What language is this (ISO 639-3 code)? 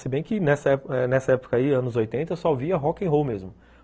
por